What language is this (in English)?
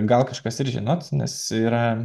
Lithuanian